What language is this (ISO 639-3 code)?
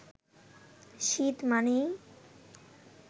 ben